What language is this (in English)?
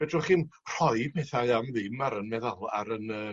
Welsh